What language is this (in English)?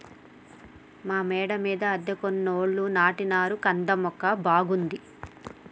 Telugu